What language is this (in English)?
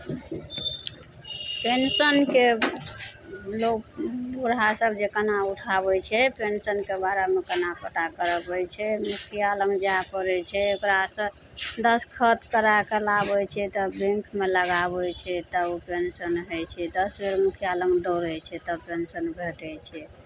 Maithili